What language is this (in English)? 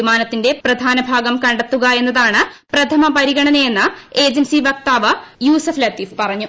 Malayalam